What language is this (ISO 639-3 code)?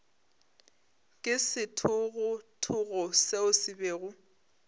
nso